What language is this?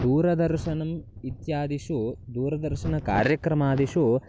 Sanskrit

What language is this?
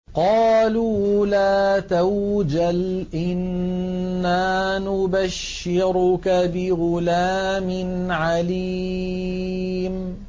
Arabic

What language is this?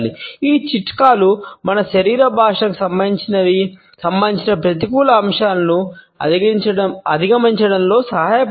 Telugu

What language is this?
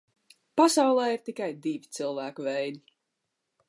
Latvian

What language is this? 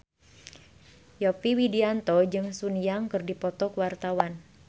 Sundanese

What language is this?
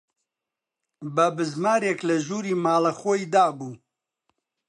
Central Kurdish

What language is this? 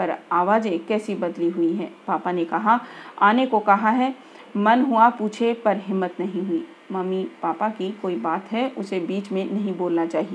Hindi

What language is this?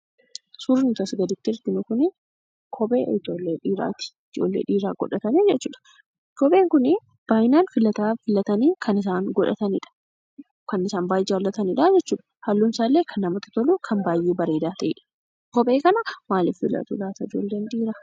Oromo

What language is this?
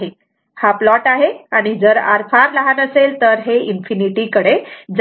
Marathi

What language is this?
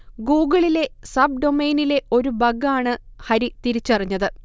Malayalam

